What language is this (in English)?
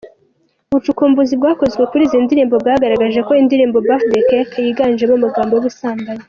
Kinyarwanda